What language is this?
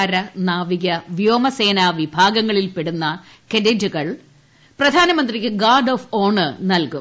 Malayalam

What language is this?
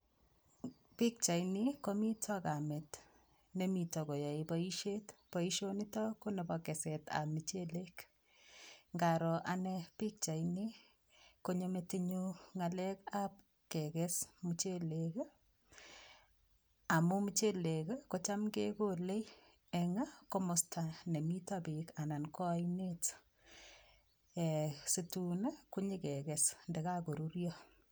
Kalenjin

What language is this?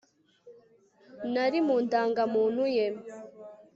Kinyarwanda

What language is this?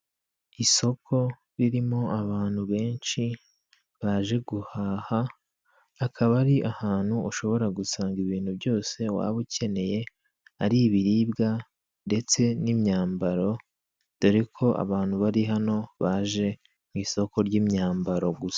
Kinyarwanda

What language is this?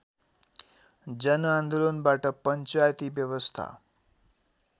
Nepali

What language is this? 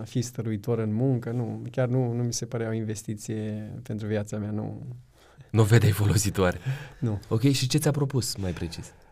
Romanian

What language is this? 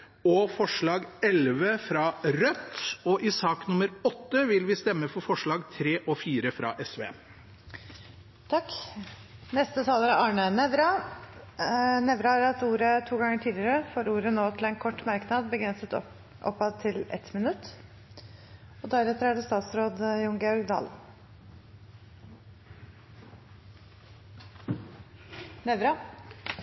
Norwegian Bokmål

